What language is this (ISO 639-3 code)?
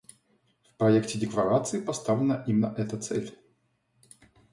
rus